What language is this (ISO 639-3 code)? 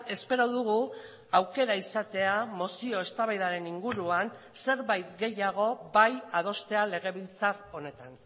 eus